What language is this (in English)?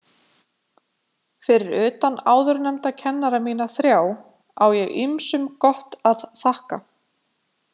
Icelandic